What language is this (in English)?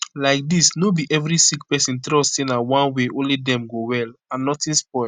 Nigerian Pidgin